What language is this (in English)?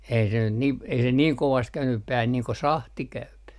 Finnish